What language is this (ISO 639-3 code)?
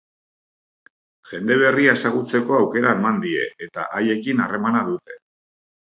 eus